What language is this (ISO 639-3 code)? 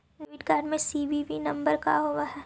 mag